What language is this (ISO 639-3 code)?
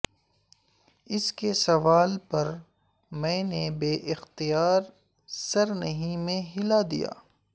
urd